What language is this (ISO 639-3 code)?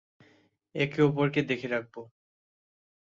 ben